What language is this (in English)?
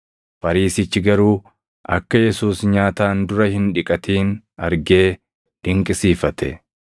Oromo